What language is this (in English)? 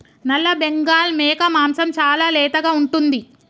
Telugu